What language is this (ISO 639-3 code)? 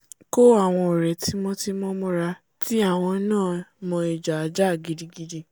yor